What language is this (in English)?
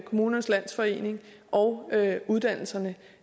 Danish